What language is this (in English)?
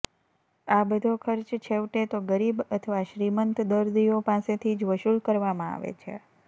Gujarati